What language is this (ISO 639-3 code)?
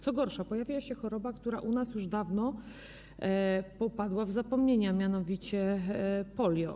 pol